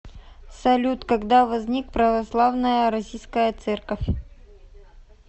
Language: Russian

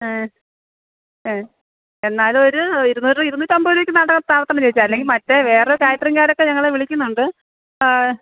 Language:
Malayalam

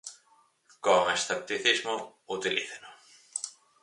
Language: Galician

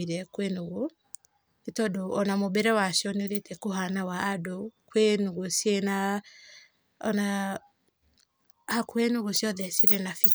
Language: Kikuyu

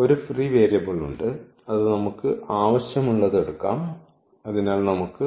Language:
Malayalam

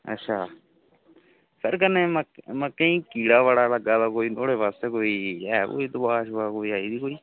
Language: Dogri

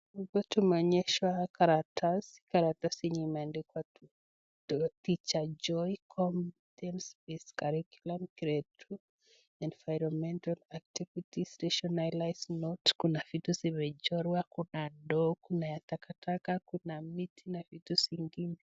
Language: Swahili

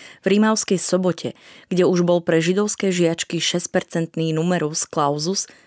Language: Slovak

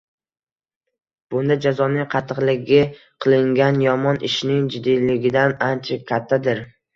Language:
Uzbek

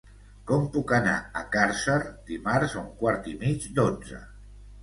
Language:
Catalan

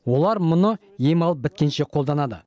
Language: Kazakh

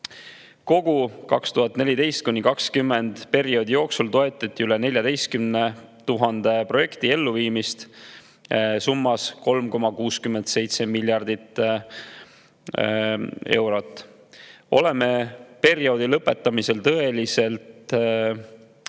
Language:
Estonian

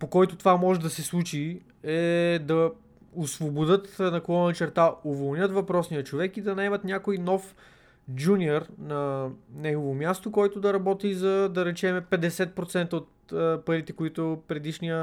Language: Bulgarian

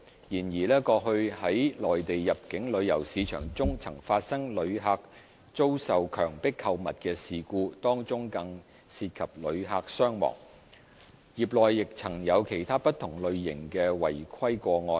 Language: Cantonese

